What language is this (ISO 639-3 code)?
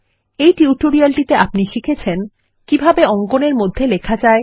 ben